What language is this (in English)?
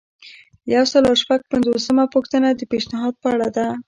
Pashto